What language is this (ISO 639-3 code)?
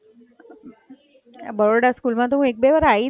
guj